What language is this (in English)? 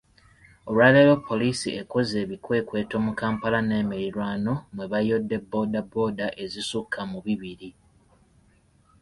Ganda